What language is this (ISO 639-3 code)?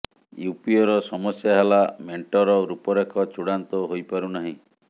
ori